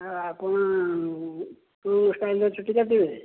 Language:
Odia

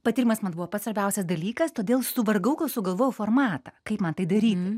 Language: Lithuanian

